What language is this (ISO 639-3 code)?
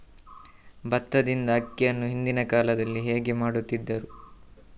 kan